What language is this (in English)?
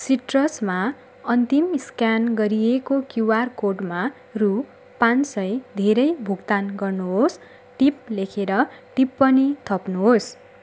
Nepali